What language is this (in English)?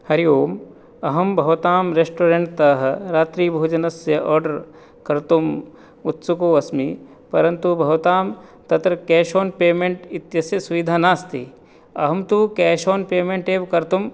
Sanskrit